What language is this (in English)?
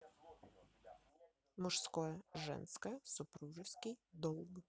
Russian